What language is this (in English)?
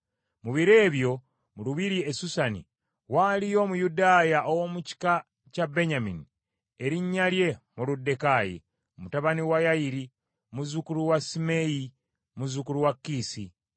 Ganda